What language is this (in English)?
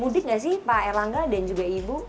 Indonesian